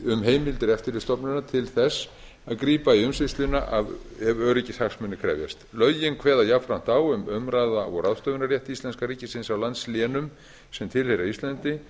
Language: Icelandic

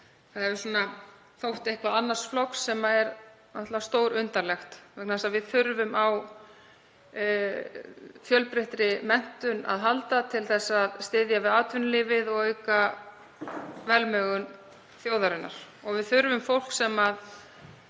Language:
Icelandic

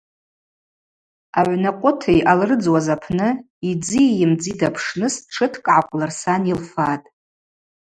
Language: Abaza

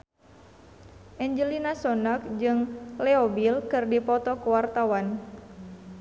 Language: Sundanese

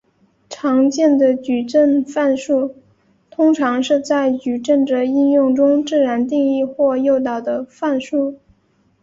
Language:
Chinese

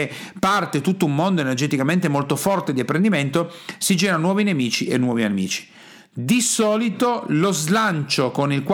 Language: Italian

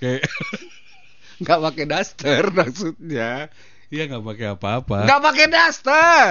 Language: Indonesian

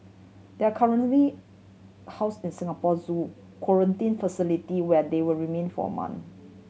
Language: English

